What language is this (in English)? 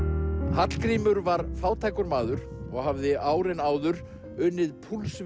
Icelandic